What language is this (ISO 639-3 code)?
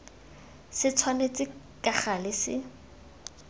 tsn